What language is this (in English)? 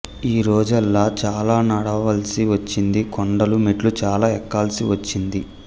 Telugu